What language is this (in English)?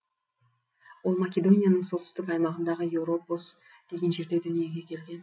Kazakh